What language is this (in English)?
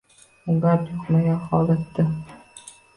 Uzbek